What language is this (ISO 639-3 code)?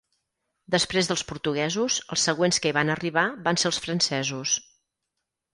cat